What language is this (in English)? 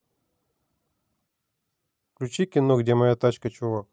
Russian